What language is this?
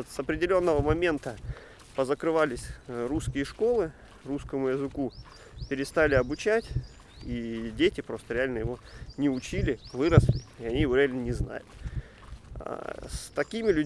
Russian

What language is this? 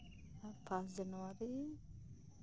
Santali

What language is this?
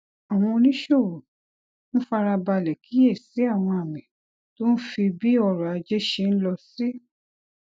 Yoruba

